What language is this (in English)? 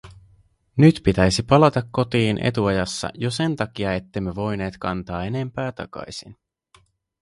Finnish